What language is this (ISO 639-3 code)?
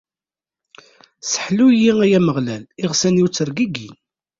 kab